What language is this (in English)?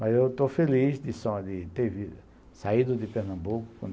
Portuguese